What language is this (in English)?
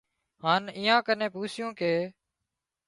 Wadiyara Koli